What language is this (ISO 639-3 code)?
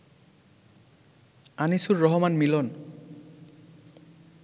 ben